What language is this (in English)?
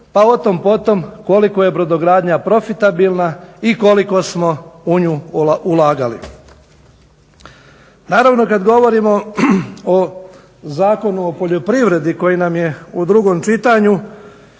Croatian